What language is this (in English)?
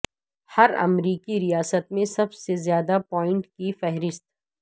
Urdu